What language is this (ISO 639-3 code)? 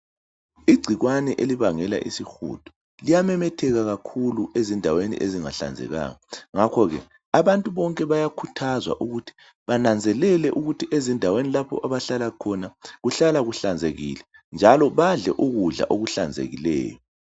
nde